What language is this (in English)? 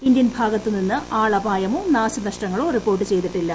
Malayalam